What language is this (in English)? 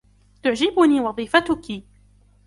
Arabic